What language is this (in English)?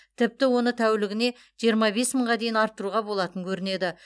Kazakh